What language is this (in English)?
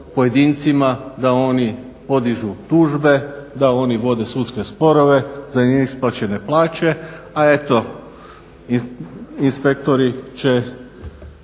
Croatian